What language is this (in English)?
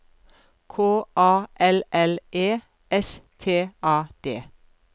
Norwegian